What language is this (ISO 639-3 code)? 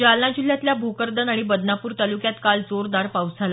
mar